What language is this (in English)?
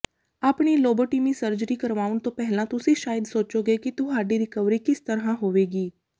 Punjabi